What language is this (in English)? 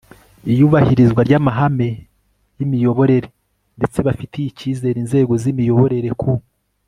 Kinyarwanda